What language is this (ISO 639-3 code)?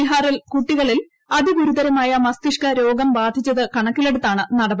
mal